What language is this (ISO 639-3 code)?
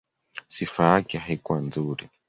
swa